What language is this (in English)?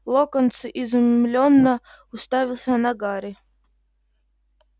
Russian